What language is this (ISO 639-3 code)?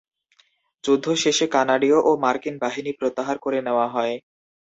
ben